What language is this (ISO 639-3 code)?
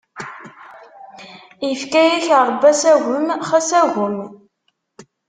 kab